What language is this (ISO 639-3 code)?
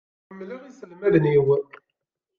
kab